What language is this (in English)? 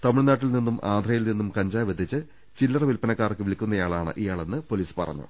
Malayalam